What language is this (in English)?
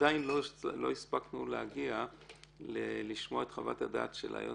Hebrew